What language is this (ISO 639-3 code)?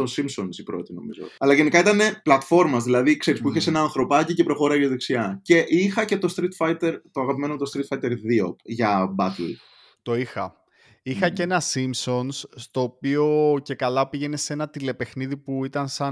ell